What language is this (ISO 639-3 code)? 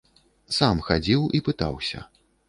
bel